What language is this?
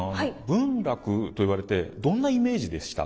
Japanese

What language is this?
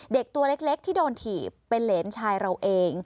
Thai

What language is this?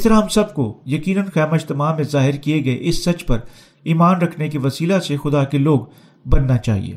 Urdu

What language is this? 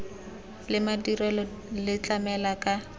Tswana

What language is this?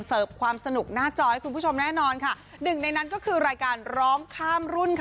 Thai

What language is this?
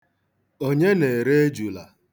Igbo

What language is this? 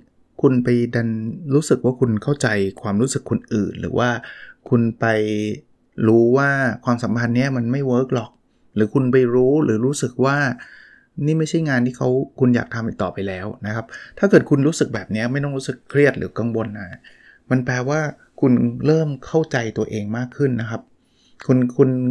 Thai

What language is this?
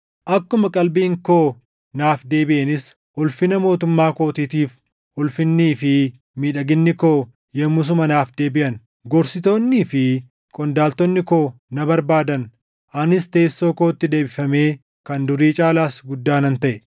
Oromo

